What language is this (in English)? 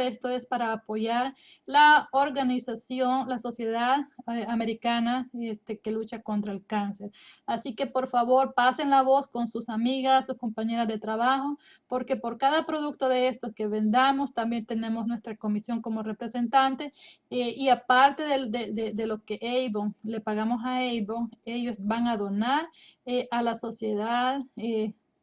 Spanish